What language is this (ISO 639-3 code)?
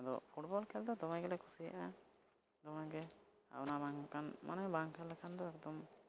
sat